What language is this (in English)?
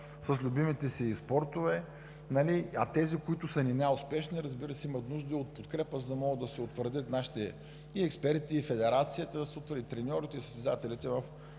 Bulgarian